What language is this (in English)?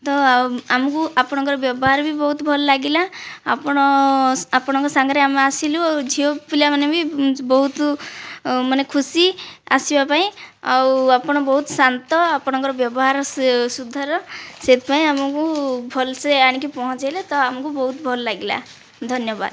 Odia